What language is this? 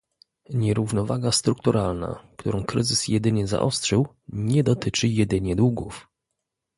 Polish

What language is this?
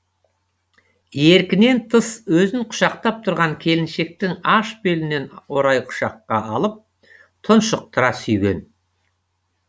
Kazakh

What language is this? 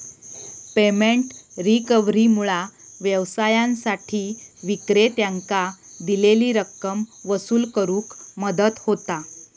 Marathi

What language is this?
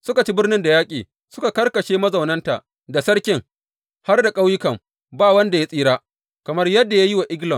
Hausa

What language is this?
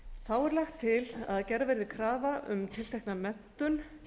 Icelandic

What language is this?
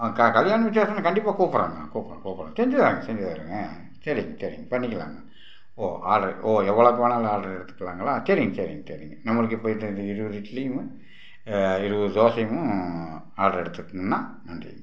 Tamil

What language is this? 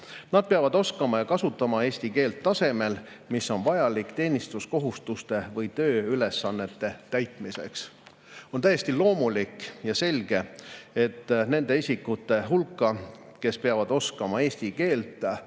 Estonian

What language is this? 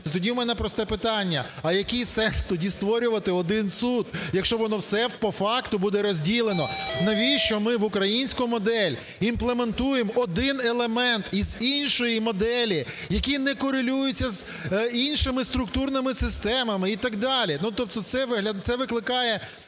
Ukrainian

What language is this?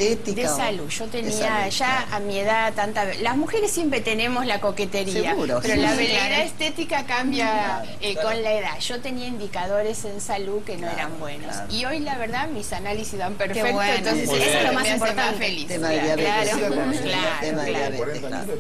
Spanish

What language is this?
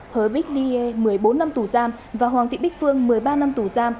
Vietnamese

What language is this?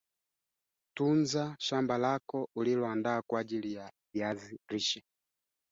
Swahili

